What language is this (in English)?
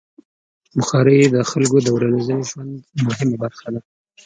Pashto